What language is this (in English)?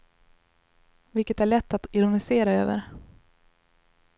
Swedish